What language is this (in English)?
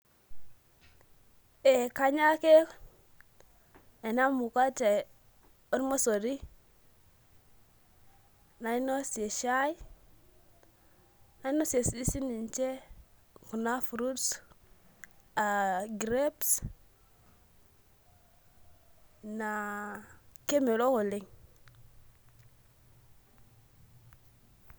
Masai